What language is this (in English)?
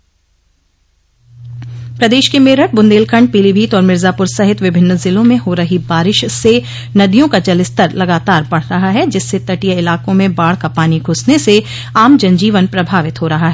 Hindi